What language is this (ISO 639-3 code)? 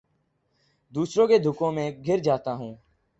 urd